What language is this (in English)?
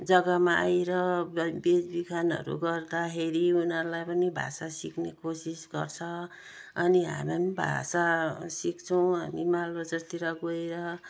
Nepali